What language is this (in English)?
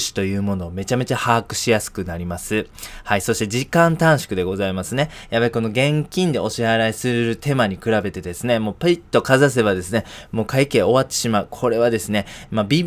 Japanese